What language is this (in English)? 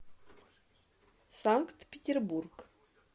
Russian